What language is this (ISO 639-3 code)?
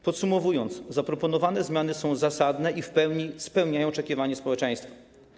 pol